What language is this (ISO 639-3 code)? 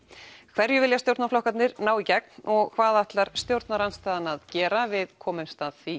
isl